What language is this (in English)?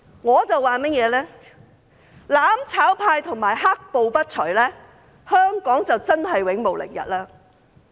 Cantonese